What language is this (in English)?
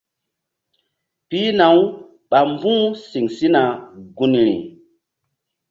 Mbum